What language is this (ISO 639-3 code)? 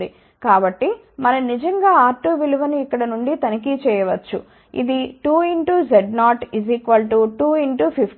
tel